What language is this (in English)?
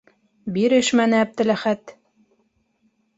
Bashkir